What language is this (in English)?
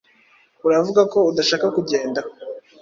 Kinyarwanda